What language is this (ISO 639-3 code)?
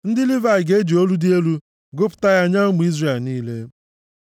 ibo